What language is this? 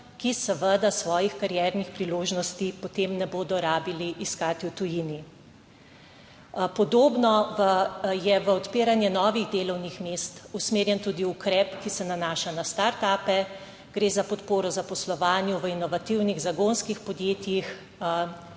Slovenian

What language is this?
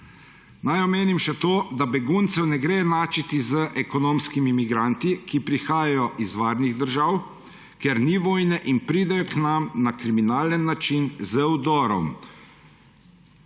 Slovenian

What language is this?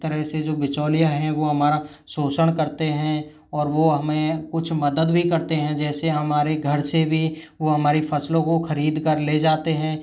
Hindi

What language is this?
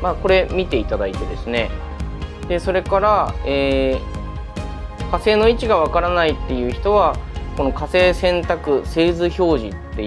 Japanese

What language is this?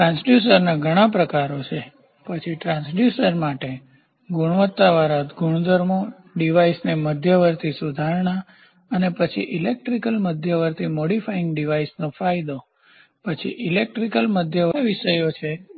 Gujarati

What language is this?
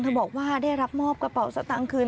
Thai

